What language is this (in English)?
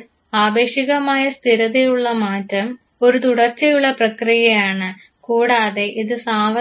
Malayalam